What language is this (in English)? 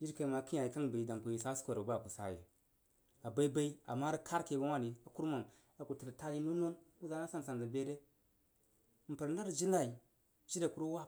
Jiba